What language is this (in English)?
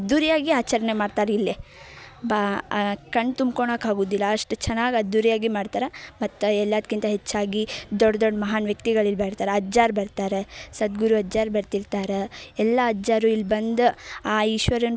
Kannada